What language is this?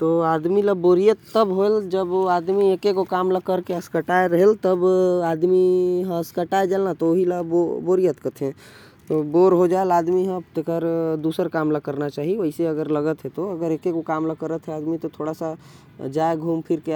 Korwa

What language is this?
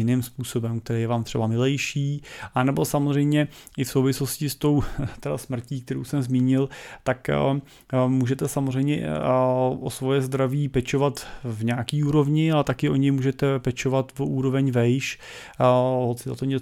Czech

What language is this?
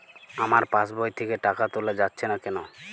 Bangla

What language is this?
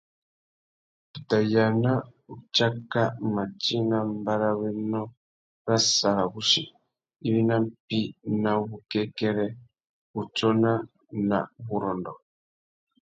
Tuki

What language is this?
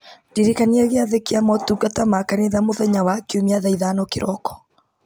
Kikuyu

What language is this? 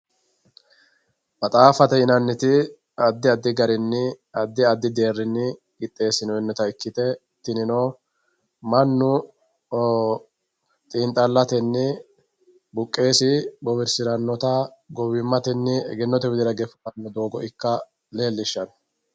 Sidamo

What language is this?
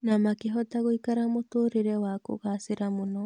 Kikuyu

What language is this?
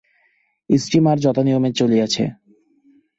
Bangla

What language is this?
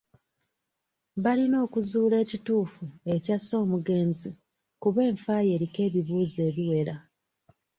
Ganda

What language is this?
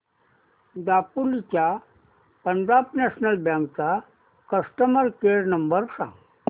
Marathi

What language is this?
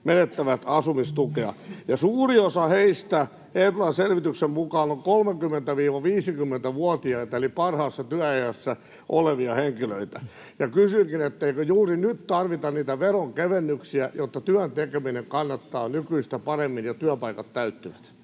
Finnish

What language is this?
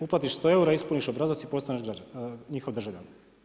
Croatian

